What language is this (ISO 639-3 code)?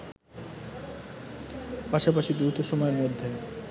ben